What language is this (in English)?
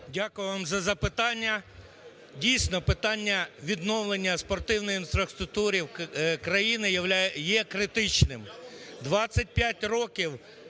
Ukrainian